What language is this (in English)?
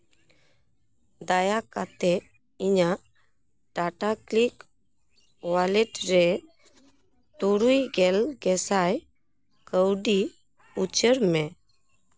Santali